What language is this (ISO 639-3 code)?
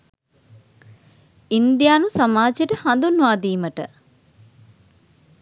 sin